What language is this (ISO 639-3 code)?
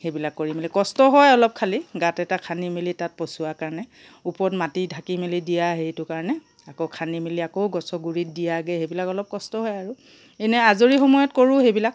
asm